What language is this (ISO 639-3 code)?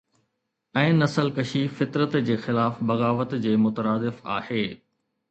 snd